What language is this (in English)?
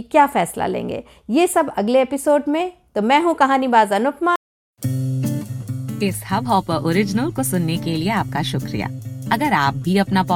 Hindi